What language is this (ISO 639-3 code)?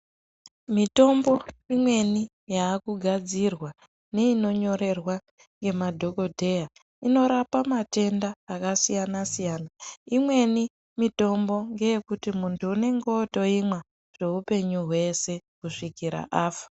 ndc